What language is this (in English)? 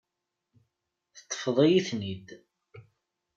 Kabyle